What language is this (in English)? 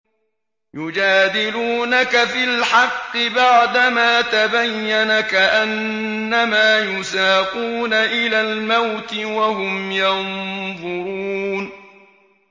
Arabic